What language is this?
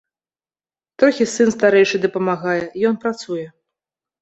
Belarusian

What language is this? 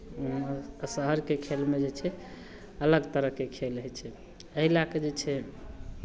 Maithili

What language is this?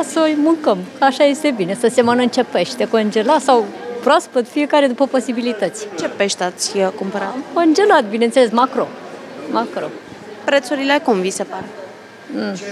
Romanian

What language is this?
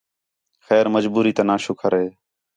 Khetrani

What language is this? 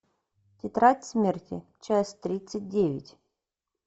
Russian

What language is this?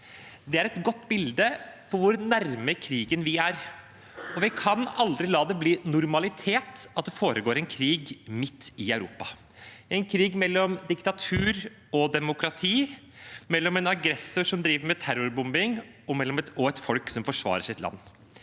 Norwegian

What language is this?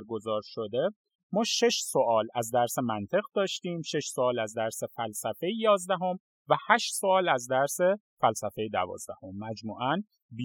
Persian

